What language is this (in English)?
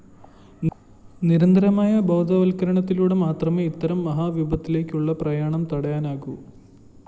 Malayalam